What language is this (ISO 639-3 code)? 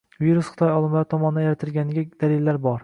uzb